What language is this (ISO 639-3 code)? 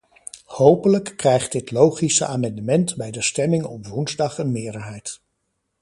nld